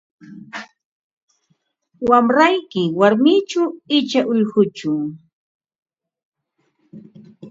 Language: Ambo-Pasco Quechua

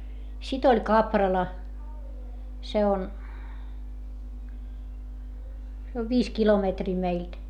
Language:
Finnish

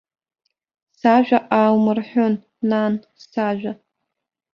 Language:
Abkhazian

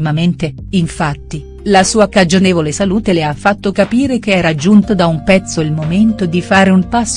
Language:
Italian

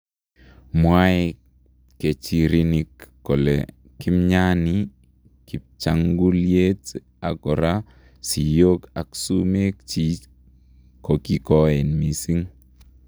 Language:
Kalenjin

